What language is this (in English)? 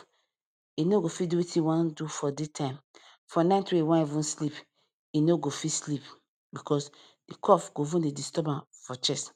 Nigerian Pidgin